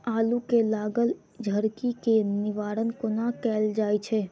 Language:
Maithili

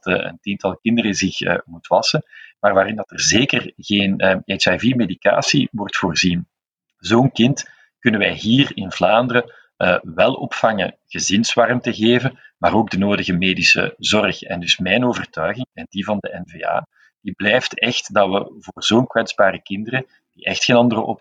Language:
Dutch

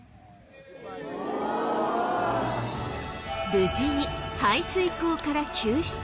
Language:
Japanese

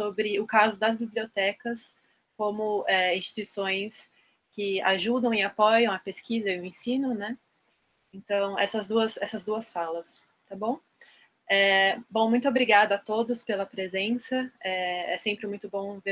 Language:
Portuguese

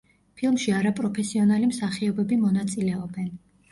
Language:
Georgian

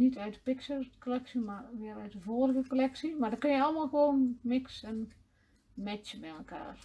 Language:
Dutch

